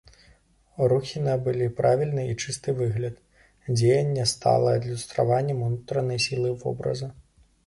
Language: Belarusian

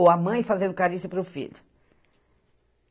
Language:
Portuguese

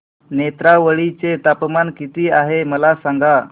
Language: Marathi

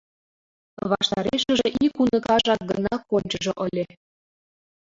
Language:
Mari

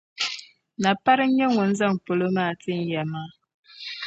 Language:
Dagbani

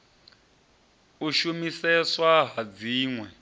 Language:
Venda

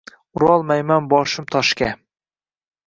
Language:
Uzbek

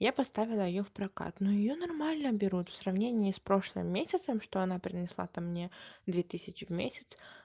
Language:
Russian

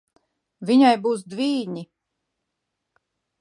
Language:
Latvian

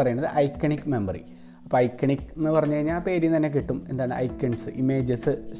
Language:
Malayalam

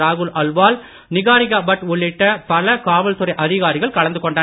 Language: Tamil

